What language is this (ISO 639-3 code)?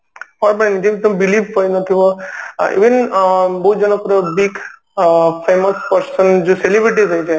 ori